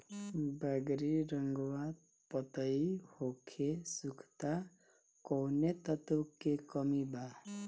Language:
Bhojpuri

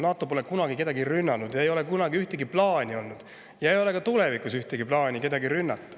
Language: Estonian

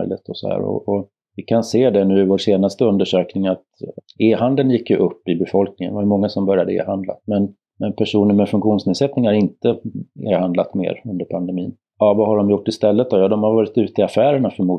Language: Swedish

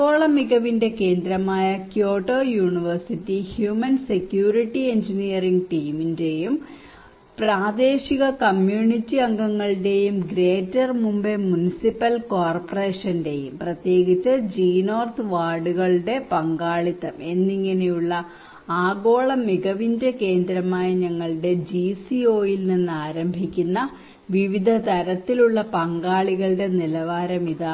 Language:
Malayalam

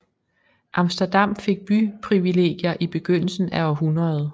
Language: Danish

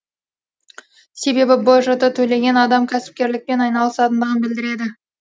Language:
Kazakh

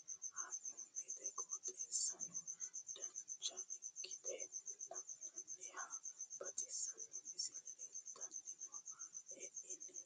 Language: Sidamo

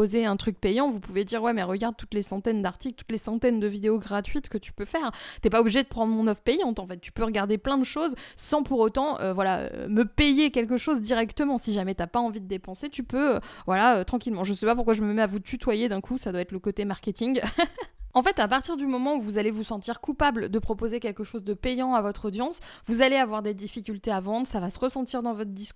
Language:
French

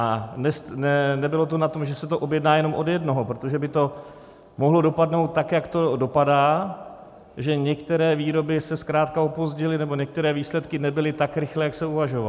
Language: Czech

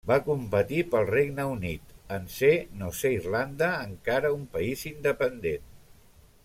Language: Catalan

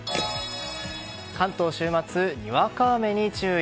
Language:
Japanese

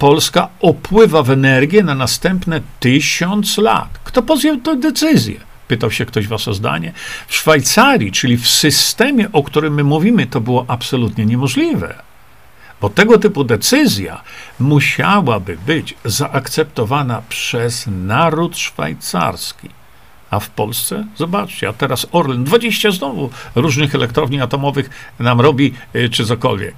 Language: Polish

